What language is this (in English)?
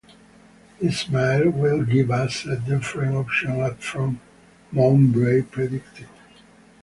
English